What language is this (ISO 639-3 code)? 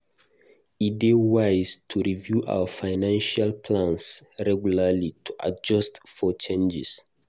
pcm